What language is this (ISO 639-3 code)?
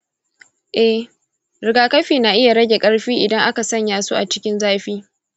hau